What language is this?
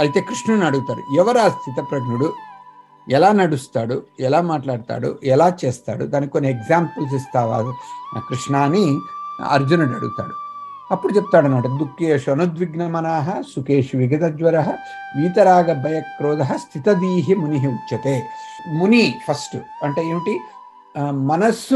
Telugu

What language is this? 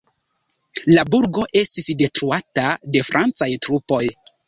Esperanto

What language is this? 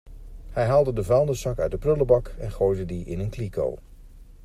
Dutch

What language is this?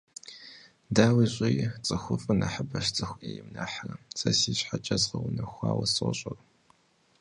Kabardian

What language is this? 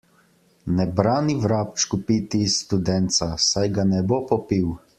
Slovenian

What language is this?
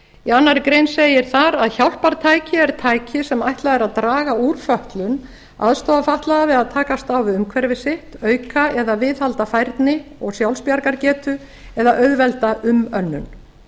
Icelandic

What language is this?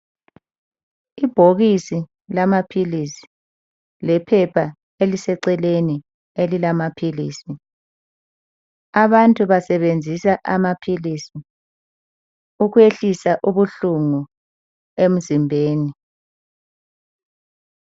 North Ndebele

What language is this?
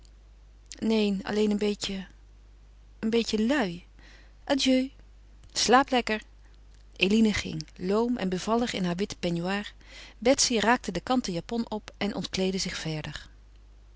Dutch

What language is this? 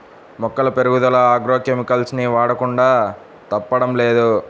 Telugu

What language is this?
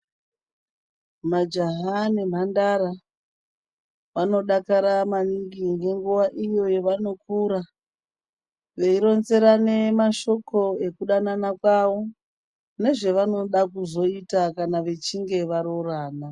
Ndau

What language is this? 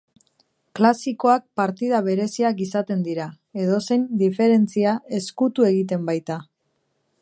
Basque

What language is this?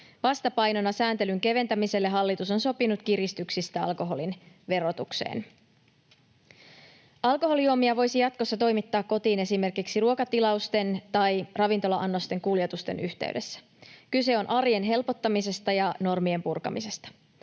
Finnish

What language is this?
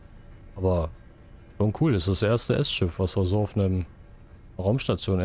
German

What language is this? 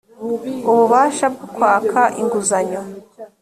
Kinyarwanda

